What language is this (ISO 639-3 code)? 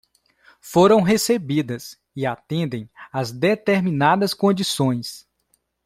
por